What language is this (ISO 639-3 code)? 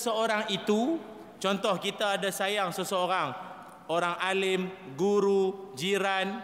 msa